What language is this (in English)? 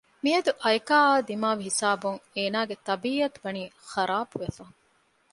Divehi